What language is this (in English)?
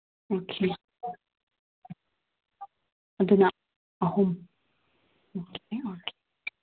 Manipuri